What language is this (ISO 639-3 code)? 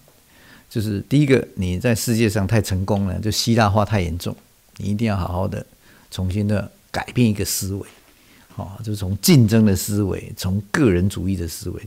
zho